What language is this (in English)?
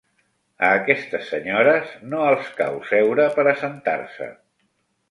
Catalan